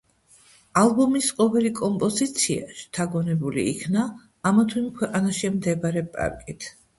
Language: Georgian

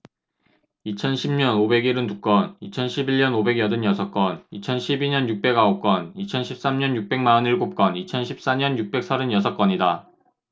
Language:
Korean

